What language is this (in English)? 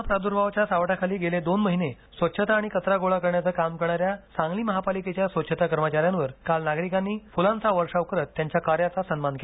Marathi